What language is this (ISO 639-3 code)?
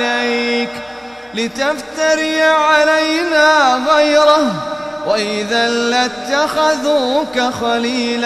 ara